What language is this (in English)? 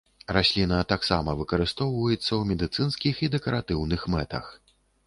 Belarusian